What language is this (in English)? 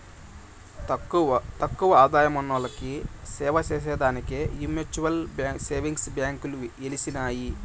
Telugu